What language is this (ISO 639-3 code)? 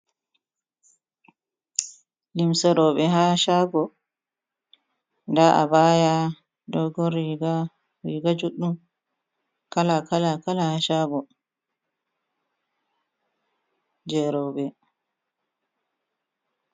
ful